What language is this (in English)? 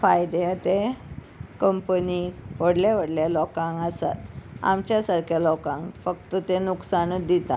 Konkani